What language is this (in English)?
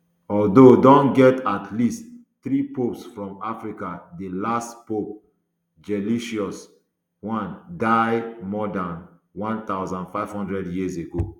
Nigerian Pidgin